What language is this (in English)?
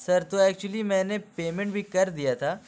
Urdu